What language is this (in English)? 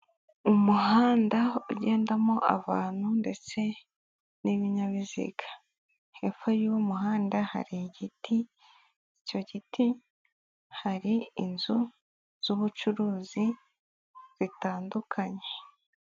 Kinyarwanda